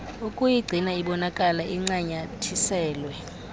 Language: Xhosa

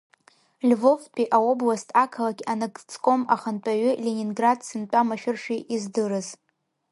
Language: Abkhazian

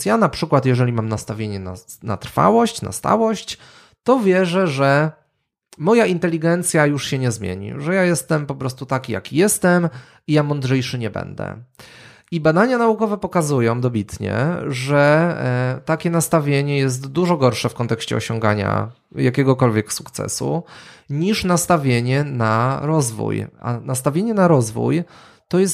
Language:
Polish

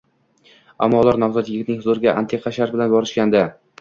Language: Uzbek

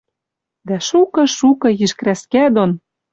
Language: Western Mari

